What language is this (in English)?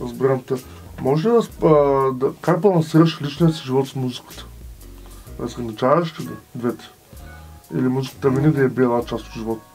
Bulgarian